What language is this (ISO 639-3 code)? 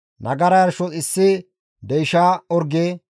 gmv